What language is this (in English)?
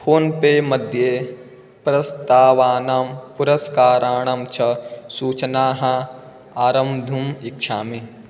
Sanskrit